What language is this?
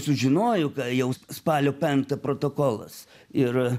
Lithuanian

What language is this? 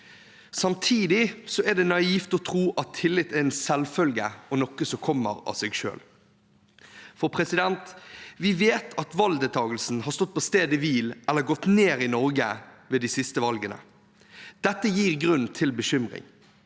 Norwegian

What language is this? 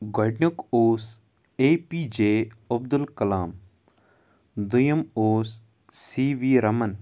Kashmiri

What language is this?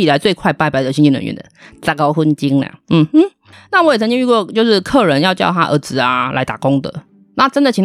Chinese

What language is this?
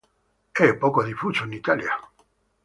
Italian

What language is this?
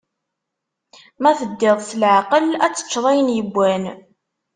Kabyle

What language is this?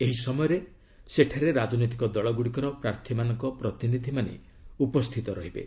Odia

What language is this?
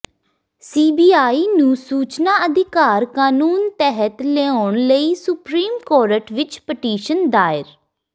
Punjabi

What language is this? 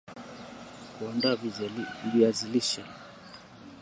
Swahili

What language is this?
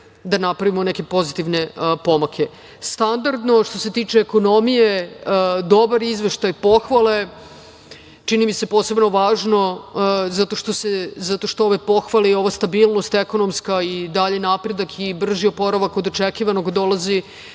Serbian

